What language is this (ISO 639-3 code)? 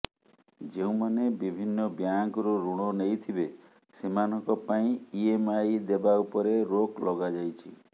ori